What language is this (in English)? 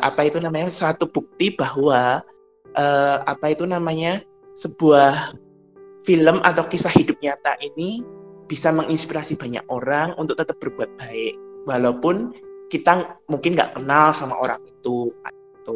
Indonesian